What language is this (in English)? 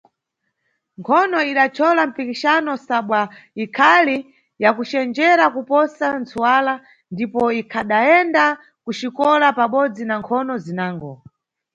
Nyungwe